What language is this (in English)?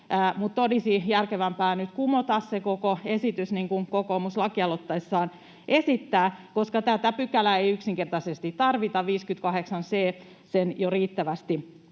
Finnish